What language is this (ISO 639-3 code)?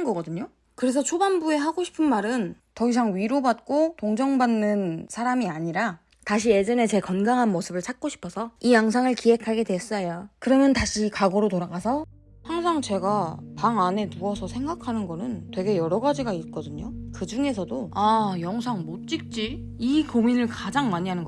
kor